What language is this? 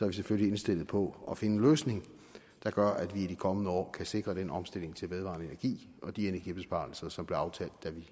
Danish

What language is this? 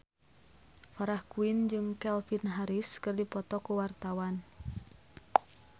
Sundanese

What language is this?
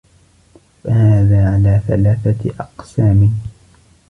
Arabic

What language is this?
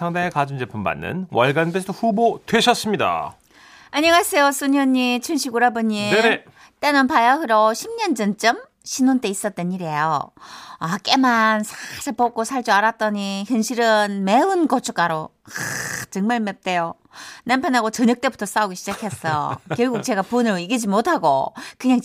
Korean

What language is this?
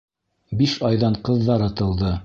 Bashkir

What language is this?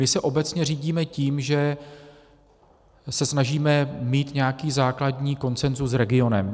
Czech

